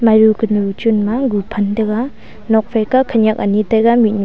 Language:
Wancho Naga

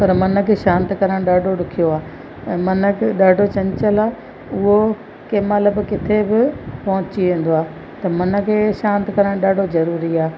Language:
Sindhi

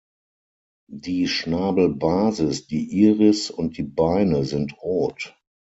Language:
German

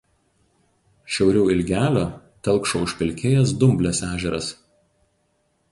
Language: Lithuanian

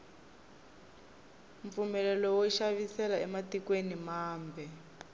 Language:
Tsonga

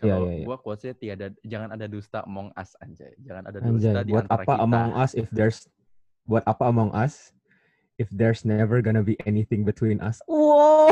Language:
Indonesian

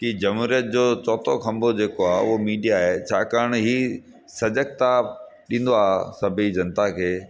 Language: Sindhi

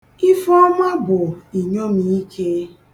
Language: Igbo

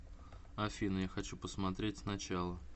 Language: Russian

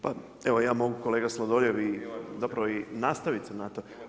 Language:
Croatian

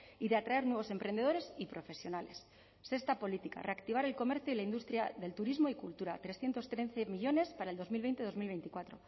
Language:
Spanish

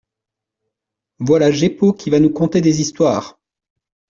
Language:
French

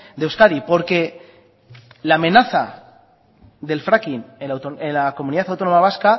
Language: Spanish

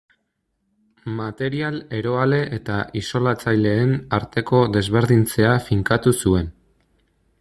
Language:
Basque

